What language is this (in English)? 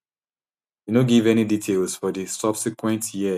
Nigerian Pidgin